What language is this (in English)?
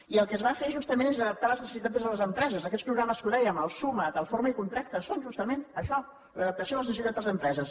Catalan